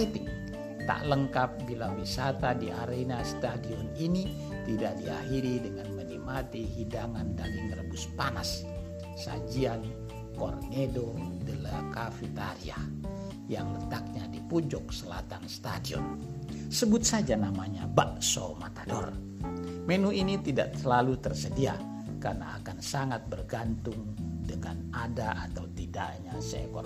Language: Indonesian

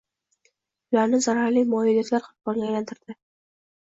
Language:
Uzbek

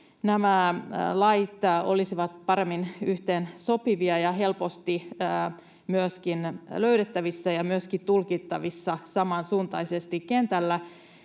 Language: Finnish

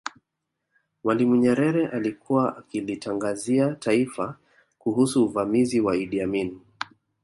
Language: Swahili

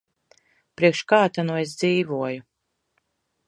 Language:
Latvian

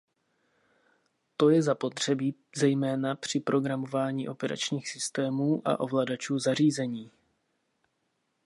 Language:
Czech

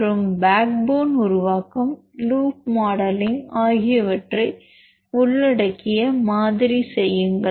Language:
Tamil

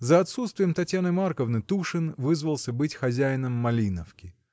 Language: Russian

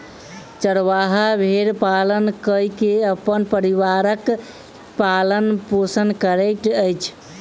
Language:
Maithili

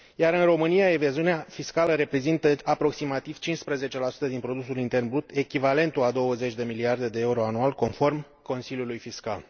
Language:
Romanian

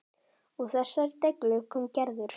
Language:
Icelandic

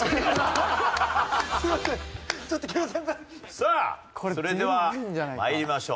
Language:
Japanese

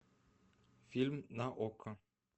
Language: Russian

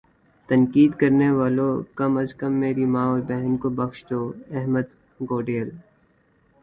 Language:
Urdu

